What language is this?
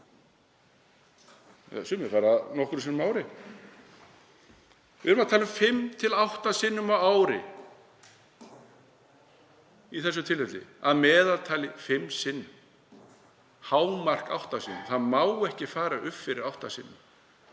Icelandic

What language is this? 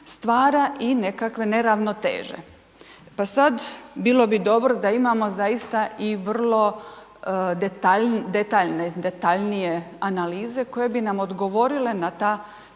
Croatian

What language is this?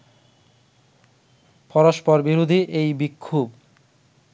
Bangla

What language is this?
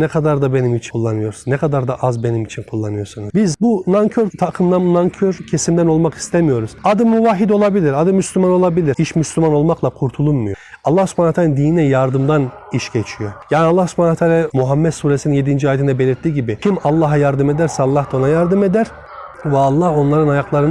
Turkish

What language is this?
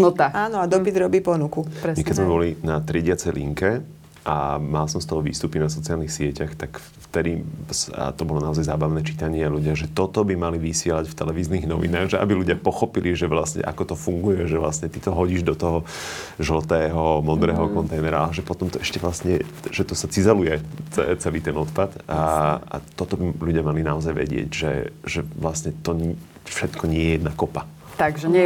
Slovak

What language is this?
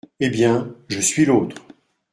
French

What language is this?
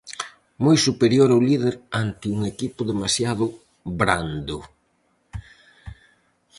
Galician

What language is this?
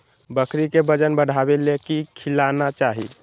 Magahi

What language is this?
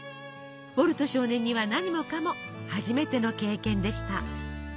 Japanese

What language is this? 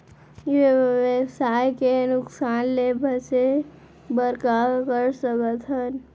Chhattisgarhi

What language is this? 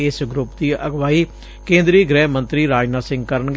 Punjabi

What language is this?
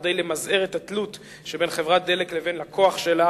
Hebrew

